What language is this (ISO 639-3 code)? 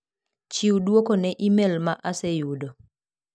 luo